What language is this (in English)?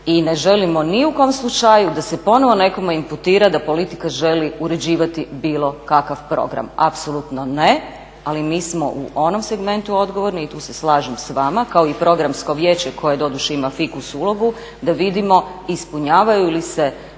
Croatian